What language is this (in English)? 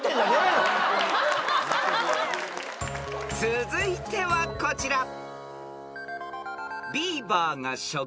Japanese